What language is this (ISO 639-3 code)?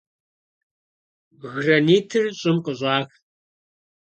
kbd